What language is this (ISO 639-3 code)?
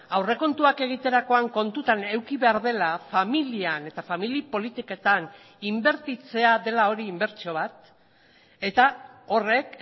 eus